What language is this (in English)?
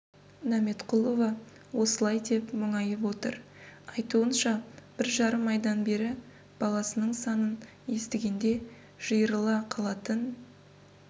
Kazakh